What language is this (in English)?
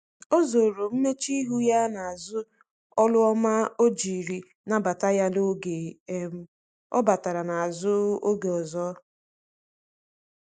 Igbo